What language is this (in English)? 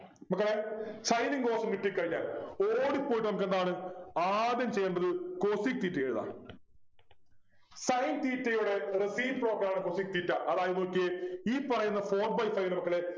Malayalam